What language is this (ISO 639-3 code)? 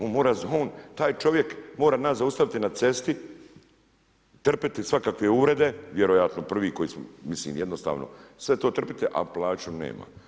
hrv